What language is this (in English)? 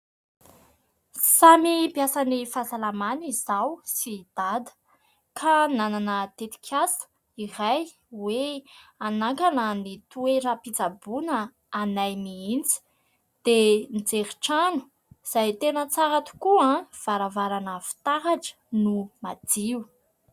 Malagasy